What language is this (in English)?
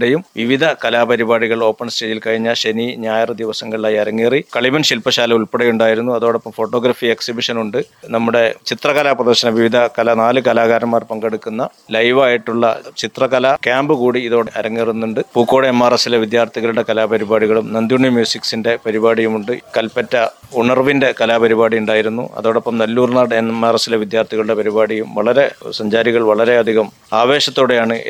Malayalam